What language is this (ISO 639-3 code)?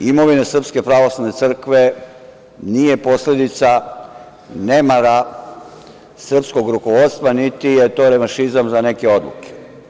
srp